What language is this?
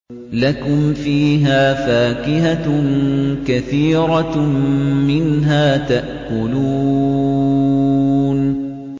Arabic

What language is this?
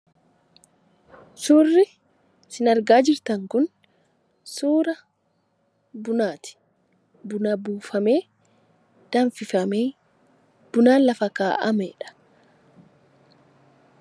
Oromo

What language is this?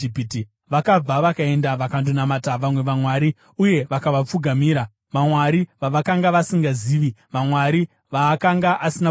Shona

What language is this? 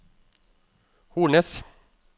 Norwegian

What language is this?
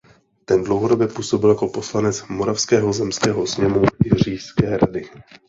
Czech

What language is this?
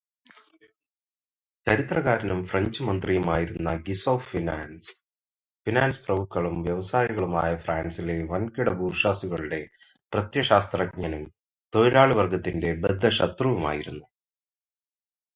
Malayalam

